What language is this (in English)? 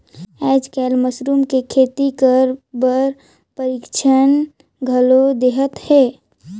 Chhattisgarhi